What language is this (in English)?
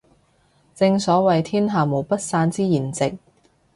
Cantonese